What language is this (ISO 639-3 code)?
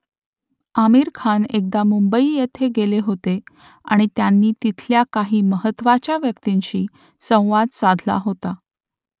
mar